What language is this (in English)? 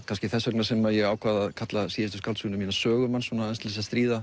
Icelandic